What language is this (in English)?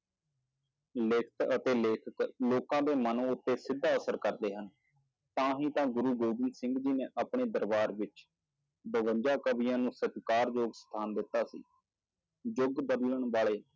Punjabi